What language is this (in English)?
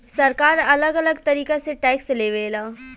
Bhojpuri